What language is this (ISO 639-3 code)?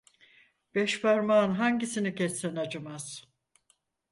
tur